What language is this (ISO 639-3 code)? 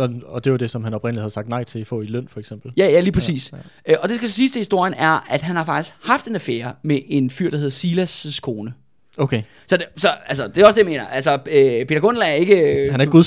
dan